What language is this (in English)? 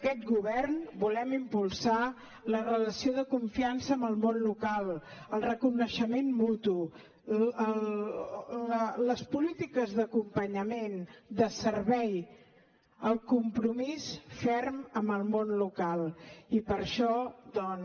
Catalan